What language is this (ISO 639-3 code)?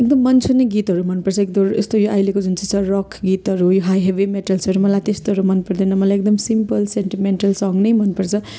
nep